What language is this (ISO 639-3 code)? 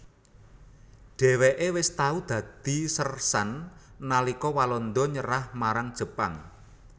jav